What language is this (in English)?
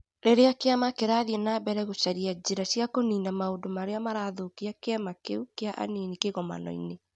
Kikuyu